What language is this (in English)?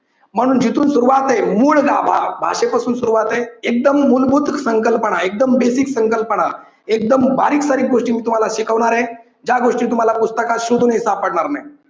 Marathi